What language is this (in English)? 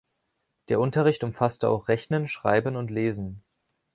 German